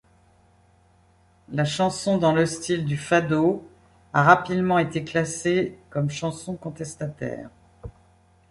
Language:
French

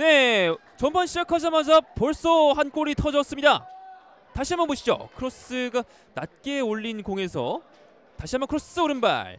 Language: Korean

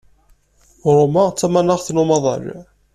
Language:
Kabyle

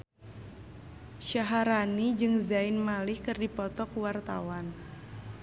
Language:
Sundanese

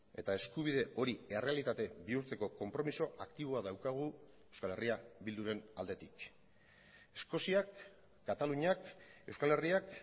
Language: Basque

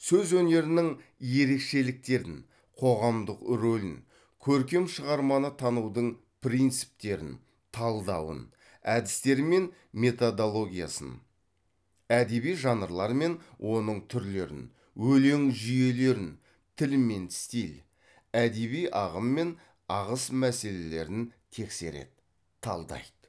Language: Kazakh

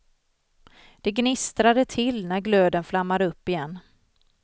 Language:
Swedish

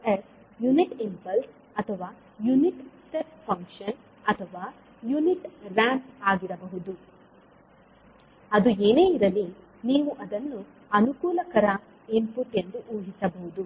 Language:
Kannada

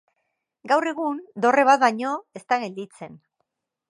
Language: Basque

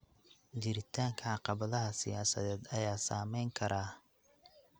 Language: Somali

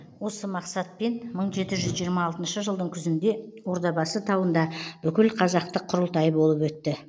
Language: Kazakh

